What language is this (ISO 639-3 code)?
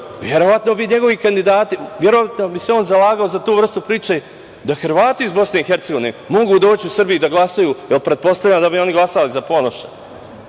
srp